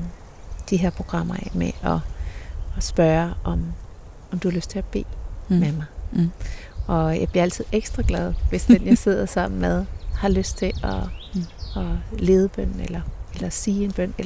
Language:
Danish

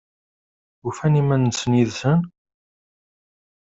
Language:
Kabyle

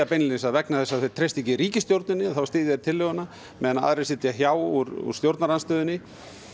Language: Icelandic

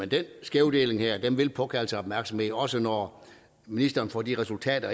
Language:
Danish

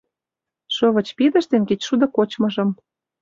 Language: Mari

